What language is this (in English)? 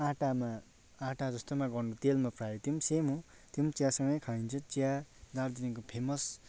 Nepali